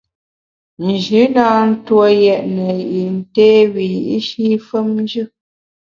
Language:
Bamun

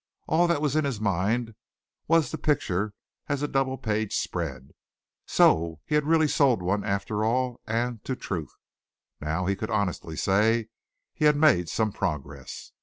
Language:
English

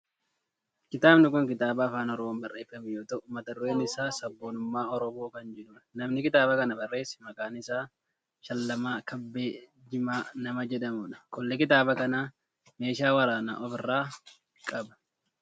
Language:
Oromo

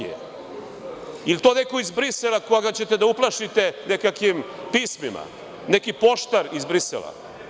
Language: Serbian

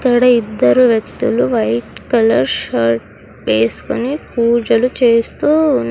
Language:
Telugu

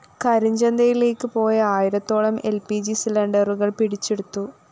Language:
Malayalam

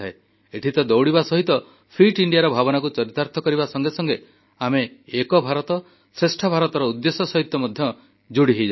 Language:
Odia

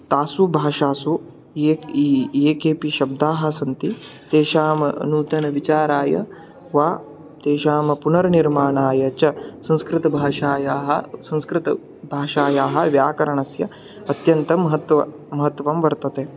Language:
Sanskrit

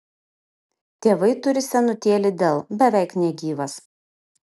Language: Lithuanian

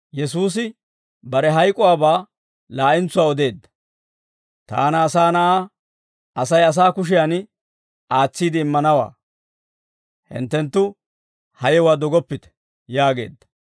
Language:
Dawro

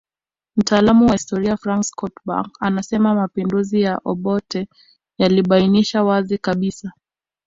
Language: Swahili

